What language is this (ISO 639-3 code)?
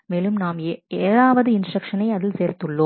tam